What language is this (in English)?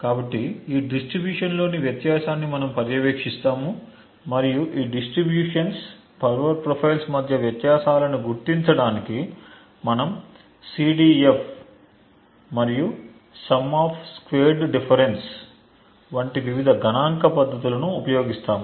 Telugu